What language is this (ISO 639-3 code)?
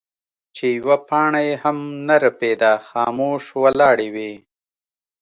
pus